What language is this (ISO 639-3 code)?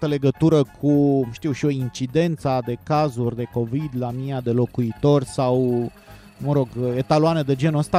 ron